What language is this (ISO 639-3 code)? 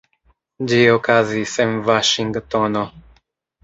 epo